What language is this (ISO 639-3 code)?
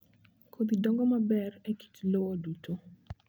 luo